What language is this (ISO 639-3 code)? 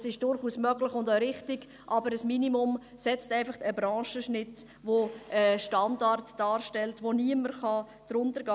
gsw